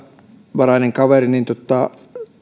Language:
Finnish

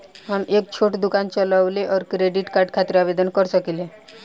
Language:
Bhojpuri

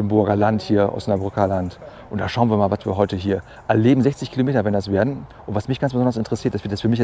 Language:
German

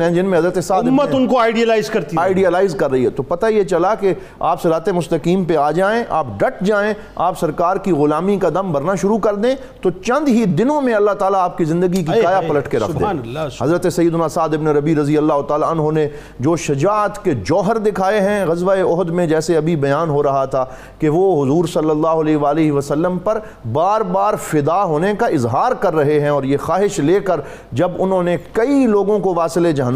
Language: Urdu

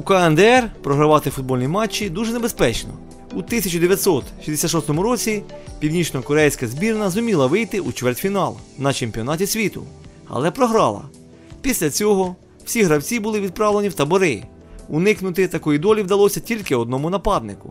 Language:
Ukrainian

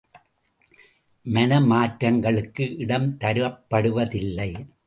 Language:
Tamil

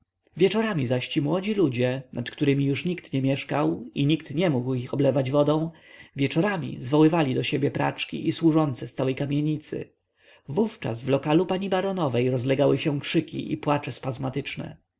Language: Polish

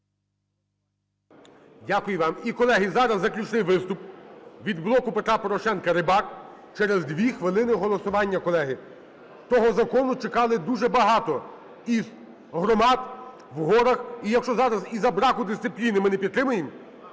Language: Ukrainian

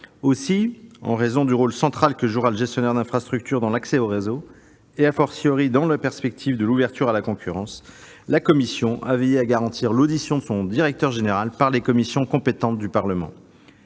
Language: French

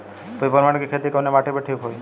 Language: Bhojpuri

